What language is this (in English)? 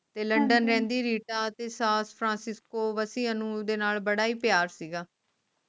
Punjabi